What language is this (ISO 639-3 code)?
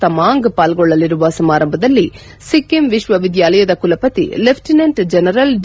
kan